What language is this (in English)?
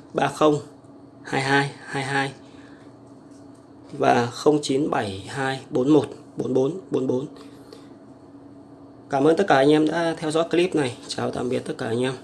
Vietnamese